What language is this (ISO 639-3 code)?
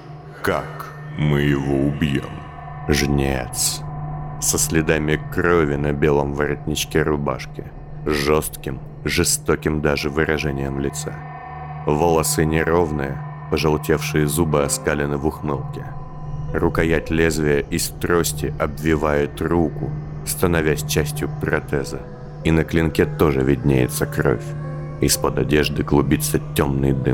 rus